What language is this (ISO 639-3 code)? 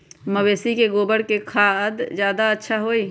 mag